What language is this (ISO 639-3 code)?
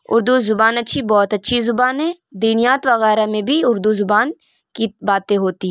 urd